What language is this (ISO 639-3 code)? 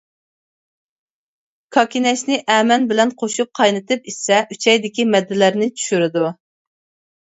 uig